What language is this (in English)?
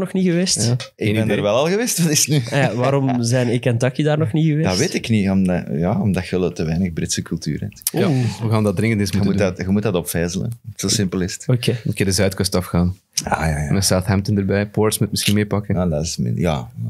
Dutch